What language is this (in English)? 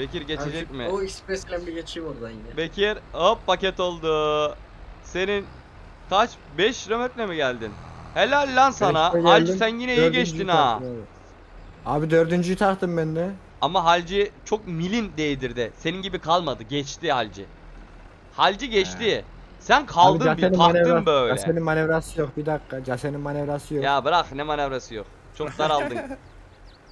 Turkish